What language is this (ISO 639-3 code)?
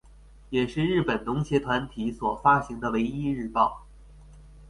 zho